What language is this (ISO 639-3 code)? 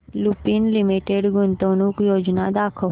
mar